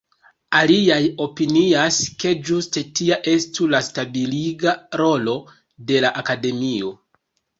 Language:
Esperanto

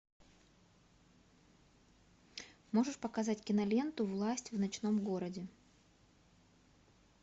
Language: Russian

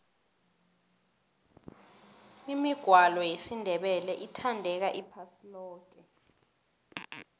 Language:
South Ndebele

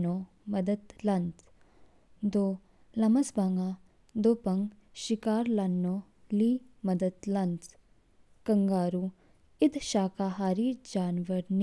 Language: Kinnauri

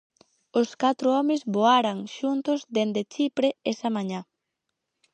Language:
Galician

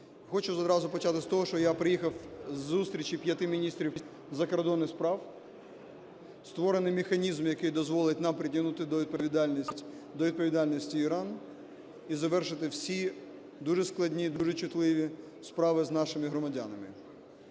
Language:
Ukrainian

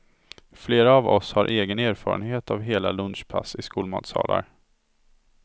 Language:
Swedish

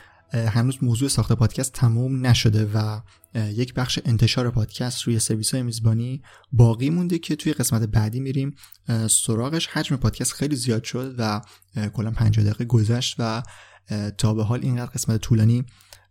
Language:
Persian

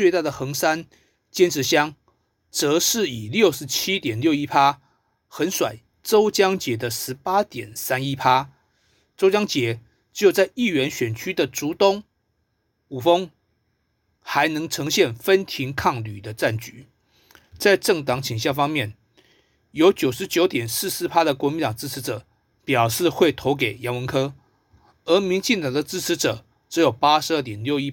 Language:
Chinese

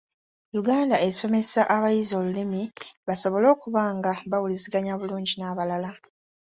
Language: Ganda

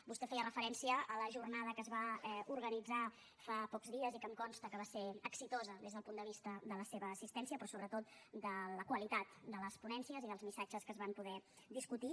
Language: Catalan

